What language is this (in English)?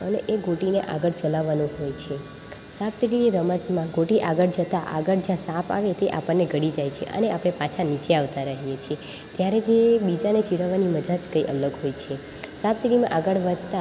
Gujarati